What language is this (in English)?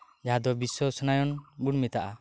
Santali